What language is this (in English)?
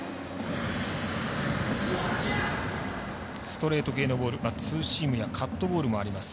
Japanese